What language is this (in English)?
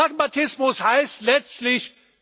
German